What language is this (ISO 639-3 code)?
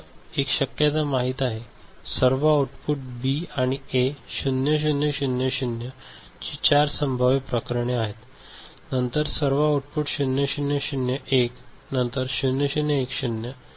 mar